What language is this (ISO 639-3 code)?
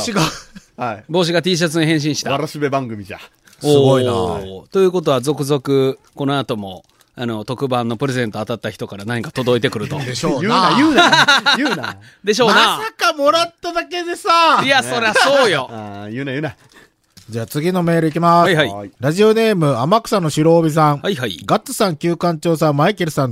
jpn